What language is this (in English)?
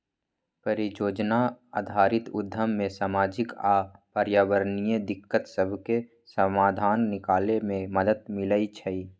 Magahi